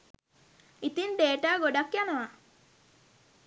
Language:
Sinhala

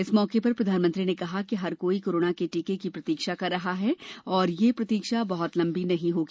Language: Hindi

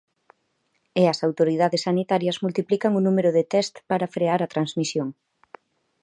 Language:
Galician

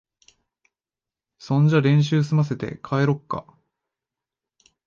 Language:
Japanese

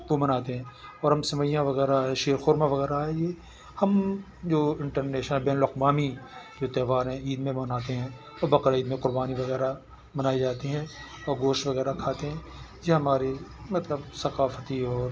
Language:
Urdu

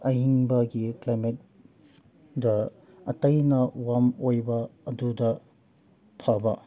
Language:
Manipuri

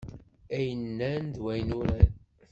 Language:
Kabyle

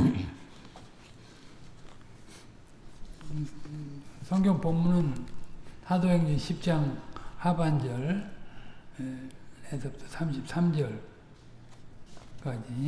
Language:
Korean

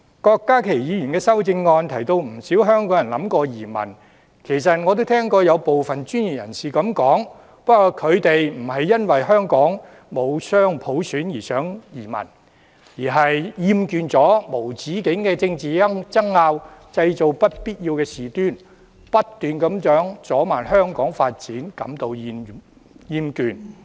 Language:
Cantonese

